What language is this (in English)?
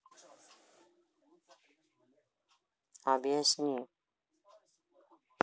Russian